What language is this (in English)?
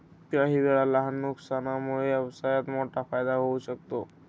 Marathi